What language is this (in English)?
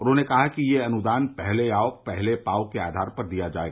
Hindi